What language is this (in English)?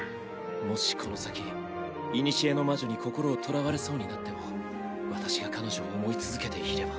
Japanese